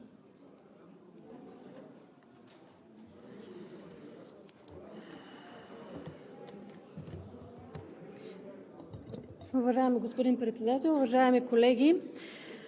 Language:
Bulgarian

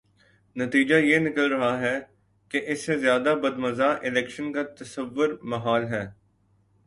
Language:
Urdu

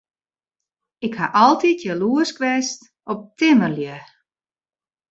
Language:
Western Frisian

